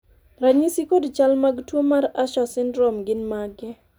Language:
Luo (Kenya and Tanzania)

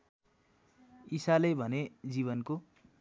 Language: Nepali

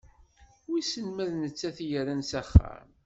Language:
Kabyle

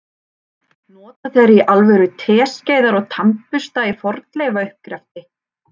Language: Icelandic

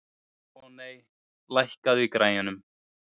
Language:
Icelandic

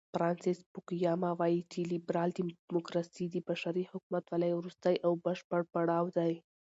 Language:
Pashto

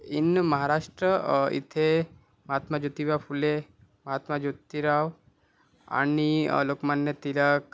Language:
Marathi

